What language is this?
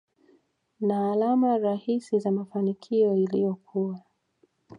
Swahili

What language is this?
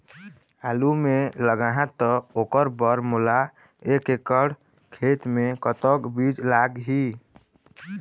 Chhattisgarhi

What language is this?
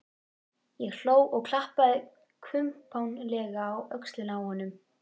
Icelandic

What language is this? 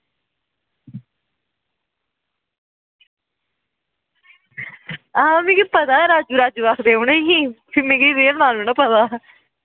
Dogri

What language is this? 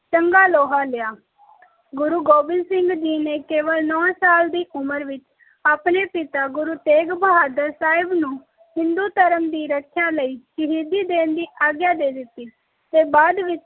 Punjabi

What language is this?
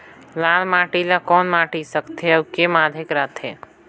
Chhattisgarhi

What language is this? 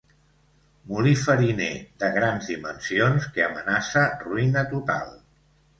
Catalan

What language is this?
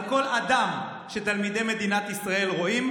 Hebrew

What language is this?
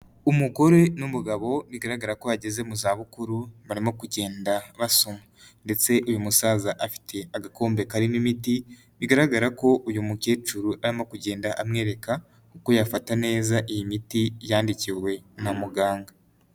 Kinyarwanda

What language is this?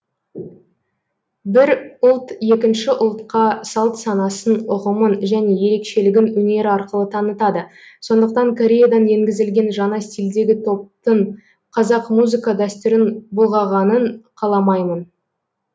Kazakh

